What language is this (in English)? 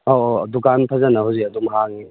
Manipuri